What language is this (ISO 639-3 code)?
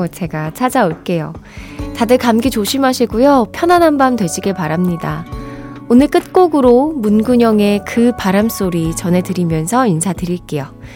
kor